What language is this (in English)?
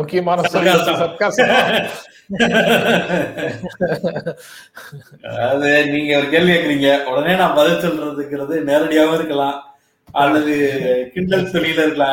Tamil